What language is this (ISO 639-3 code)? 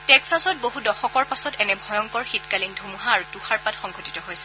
asm